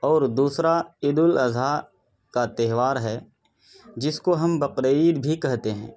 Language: Urdu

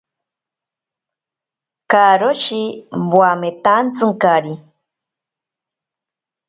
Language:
Ashéninka Perené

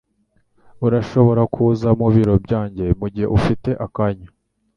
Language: Kinyarwanda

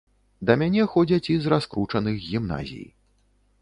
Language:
Belarusian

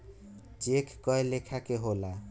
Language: Bhojpuri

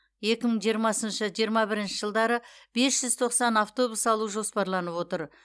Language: Kazakh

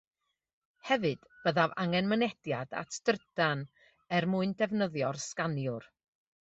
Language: Welsh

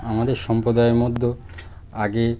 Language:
Bangla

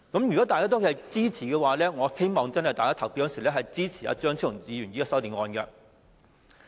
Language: Cantonese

